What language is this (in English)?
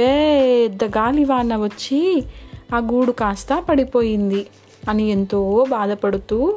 Telugu